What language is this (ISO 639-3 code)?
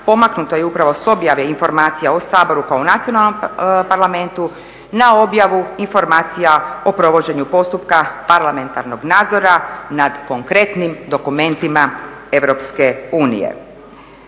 hrv